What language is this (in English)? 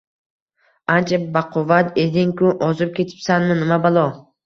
Uzbek